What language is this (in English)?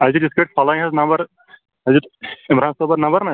Kashmiri